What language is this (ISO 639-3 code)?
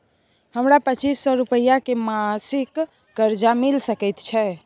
mai